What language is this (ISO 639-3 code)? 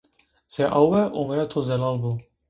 zza